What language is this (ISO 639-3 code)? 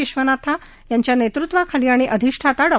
mar